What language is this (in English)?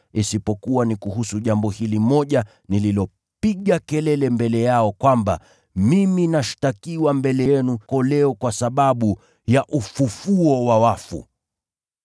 Swahili